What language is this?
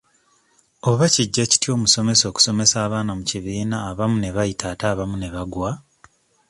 Ganda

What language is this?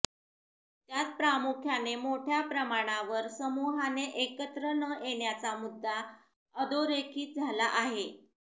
Marathi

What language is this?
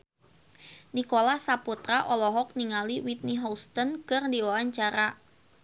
Sundanese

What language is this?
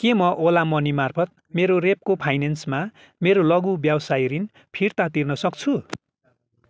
Nepali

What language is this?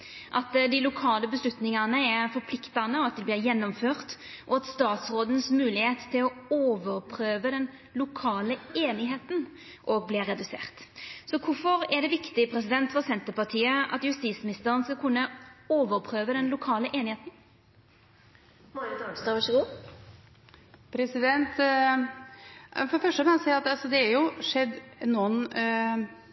Norwegian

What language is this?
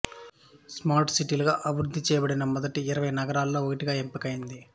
Telugu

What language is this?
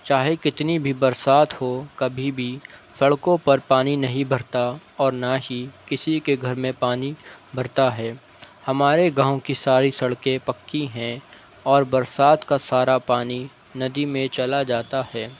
Urdu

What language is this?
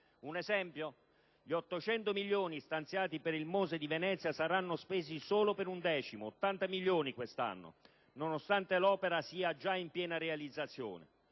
Italian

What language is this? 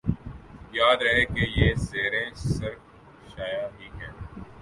Urdu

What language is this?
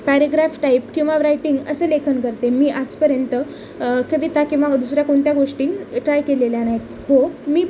Marathi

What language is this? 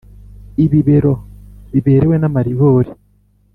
Kinyarwanda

